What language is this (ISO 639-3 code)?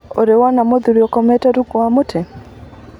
kik